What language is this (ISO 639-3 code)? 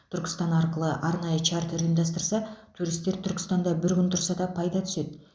kaz